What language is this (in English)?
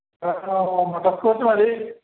Malayalam